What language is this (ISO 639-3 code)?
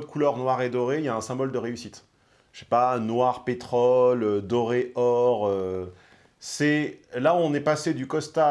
fra